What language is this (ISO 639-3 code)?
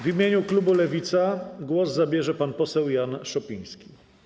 pol